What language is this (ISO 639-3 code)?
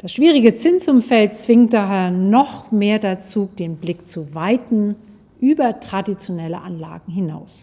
deu